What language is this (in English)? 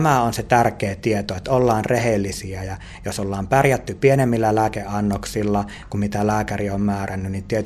Finnish